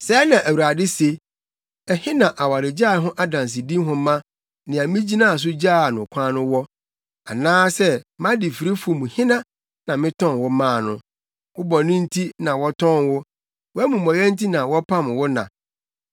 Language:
Akan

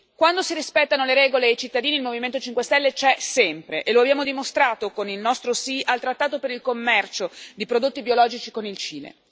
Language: Italian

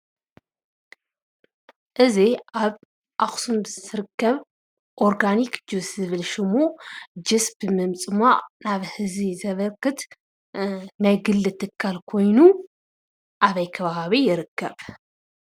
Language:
Tigrinya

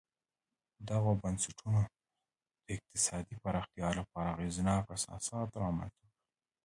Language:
Pashto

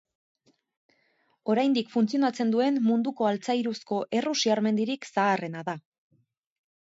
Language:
Basque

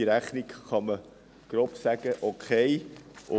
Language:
Swiss German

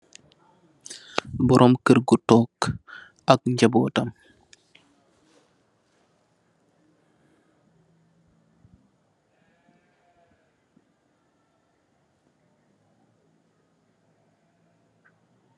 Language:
Wolof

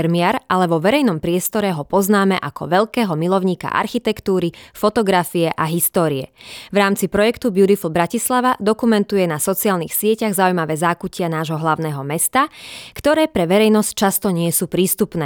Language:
Slovak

